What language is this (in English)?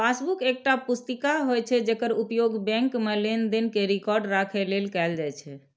Maithili